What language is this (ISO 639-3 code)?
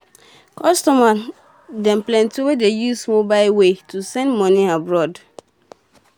pcm